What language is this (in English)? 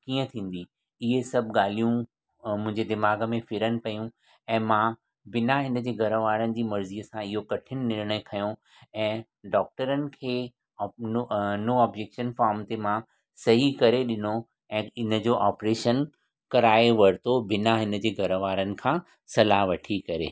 Sindhi